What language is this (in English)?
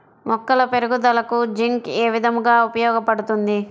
Telugu